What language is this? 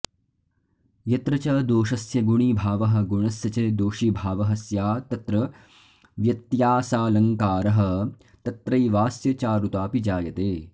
Sanskrit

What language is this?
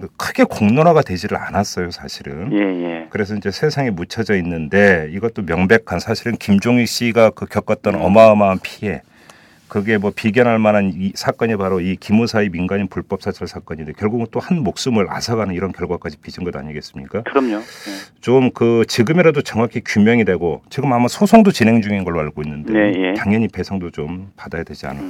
Korean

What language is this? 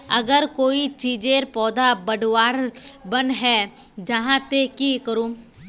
Magahi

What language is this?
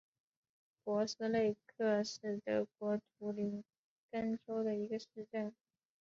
Chinese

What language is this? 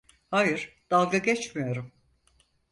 Turkish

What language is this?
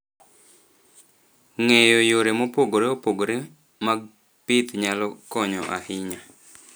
Luo (Kenya and Tanzania)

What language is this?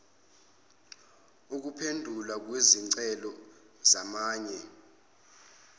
Zulu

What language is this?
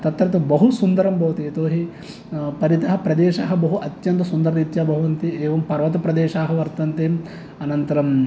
Sanskrit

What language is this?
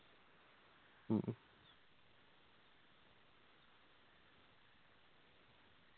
Malayalam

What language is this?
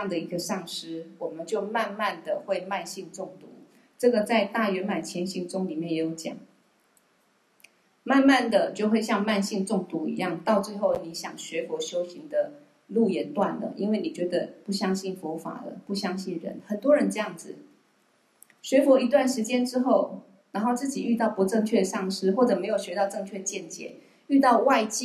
Chinese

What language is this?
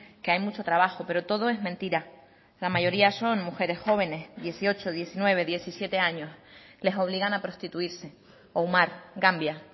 Spanish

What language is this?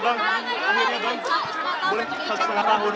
Indonesian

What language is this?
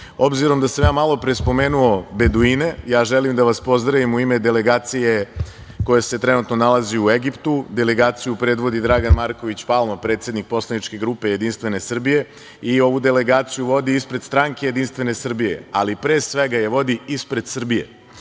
Serbian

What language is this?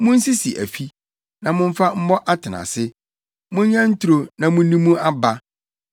Akan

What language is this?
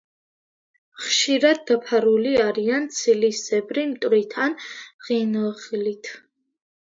Georgian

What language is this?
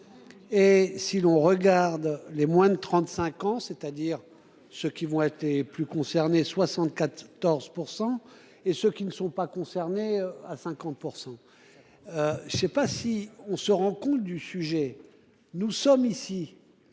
French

